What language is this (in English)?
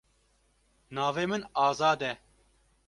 Kurdish